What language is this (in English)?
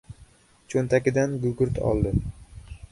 Uzbek